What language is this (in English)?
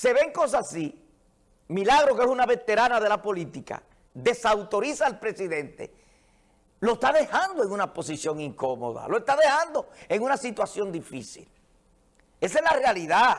Spanish